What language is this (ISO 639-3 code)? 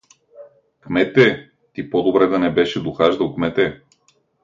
bul